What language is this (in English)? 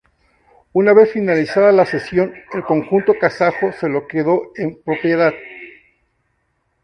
Spanish